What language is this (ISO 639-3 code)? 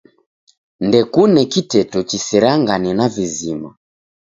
dav